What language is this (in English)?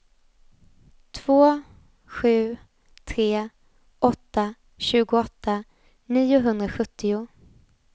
Swedish